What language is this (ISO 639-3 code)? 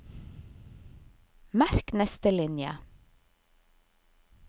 nor